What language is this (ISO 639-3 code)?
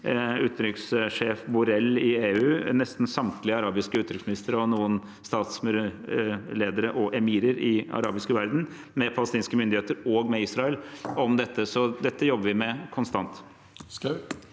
nor